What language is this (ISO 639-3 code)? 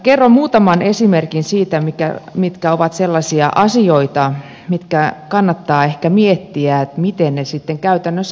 fin